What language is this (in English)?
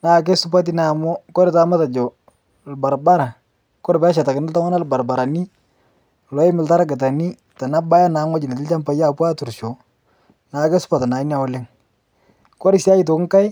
Masai